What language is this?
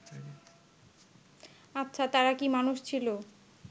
Bangla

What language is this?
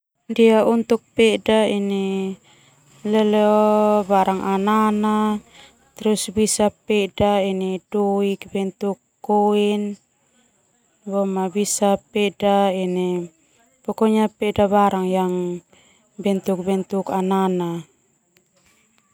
Termanu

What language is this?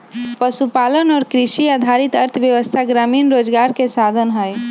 Magahi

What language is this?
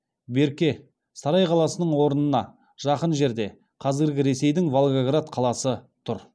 Kazakh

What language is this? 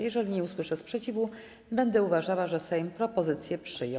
Polish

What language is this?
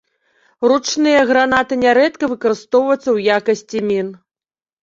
Belarusian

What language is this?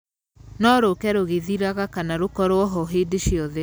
Kikuyu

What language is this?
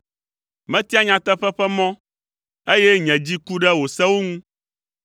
Ewe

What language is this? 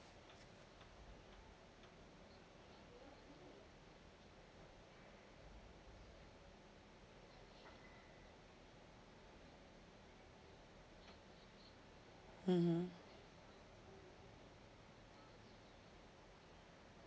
English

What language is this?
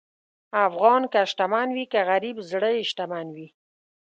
Pashto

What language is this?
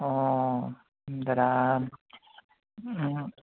Assamese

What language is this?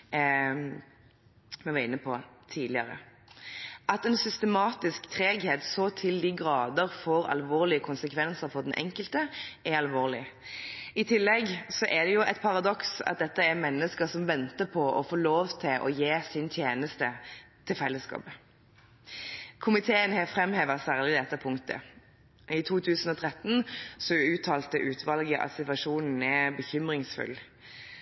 Norwegian Bokmål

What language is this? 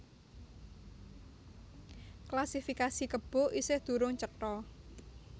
Javanese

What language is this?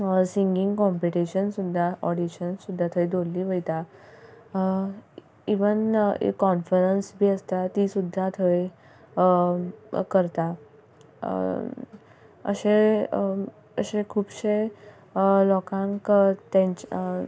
Konkani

